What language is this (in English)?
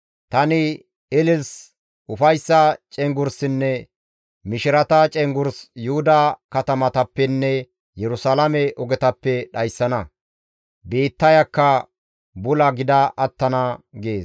Gamo